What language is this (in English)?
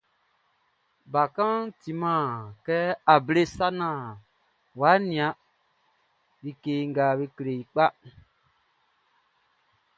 Baoulé